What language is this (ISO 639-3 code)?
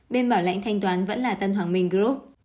vie